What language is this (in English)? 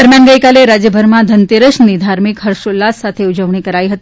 Gujarati